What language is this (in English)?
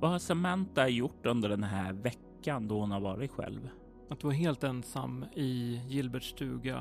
Swedish